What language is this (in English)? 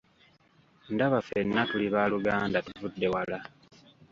Ganda